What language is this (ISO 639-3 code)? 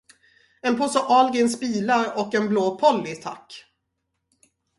swe